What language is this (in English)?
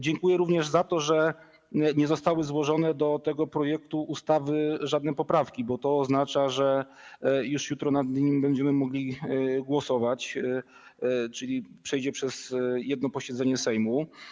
Polish